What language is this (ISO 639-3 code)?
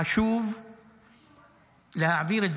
heb